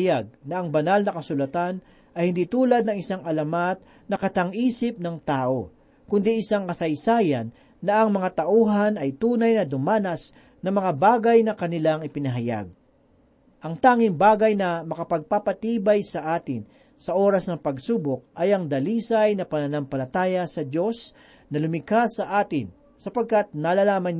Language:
Filipino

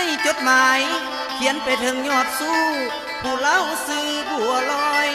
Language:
Thai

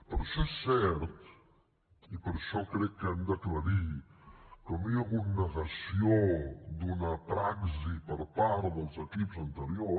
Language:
Catalan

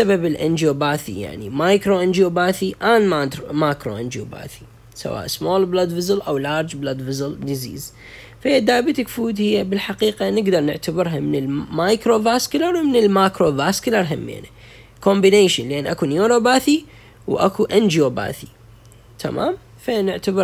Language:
Arabic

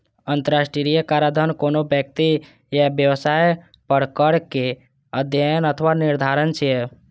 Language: Maithili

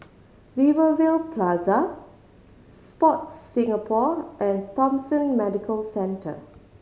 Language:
English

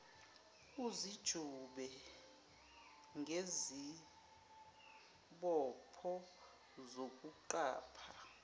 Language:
Zulu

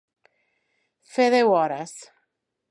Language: Catalan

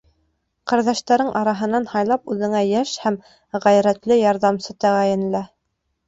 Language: Bashkir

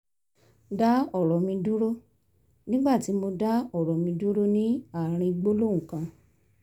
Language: Yoruba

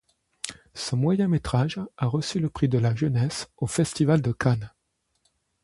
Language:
French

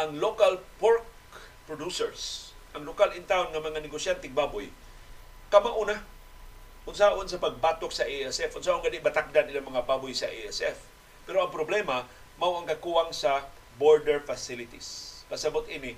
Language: Filipino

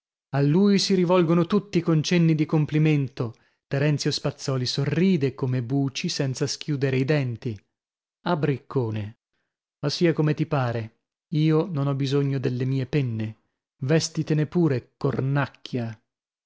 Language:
Italian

